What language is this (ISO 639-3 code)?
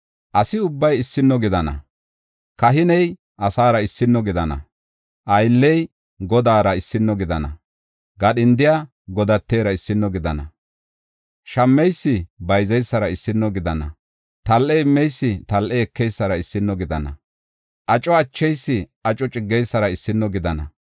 gof